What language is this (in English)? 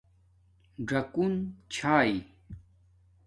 Domaaki